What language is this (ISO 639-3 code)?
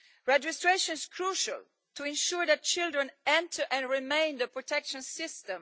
eng